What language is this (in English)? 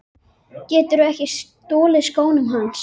Icelandic